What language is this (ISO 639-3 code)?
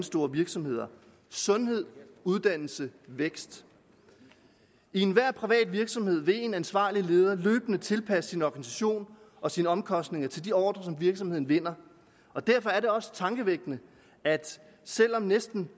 dan